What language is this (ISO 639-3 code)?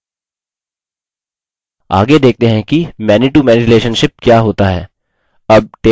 hin